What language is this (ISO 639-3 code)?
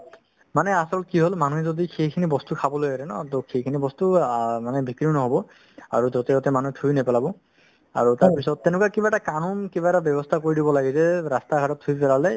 asm